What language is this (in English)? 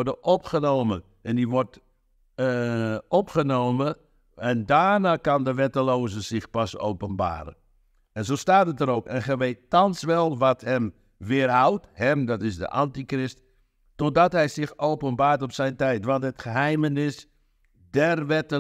Dutch